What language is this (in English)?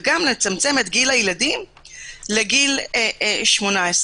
Hebrew